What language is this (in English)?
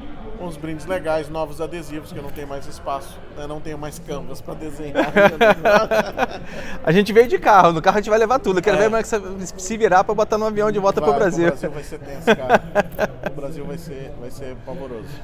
Portuguese